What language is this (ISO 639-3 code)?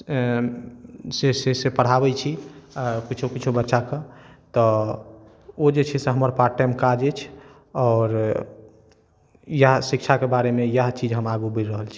mai